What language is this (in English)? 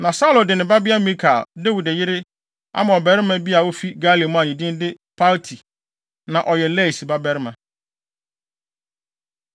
Akan